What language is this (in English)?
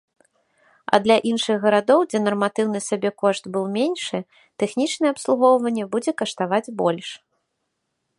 Belarusian